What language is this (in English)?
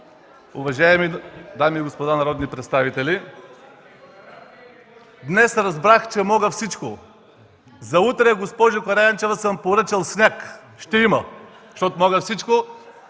Bulgarian